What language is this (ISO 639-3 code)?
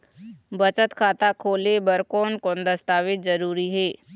hne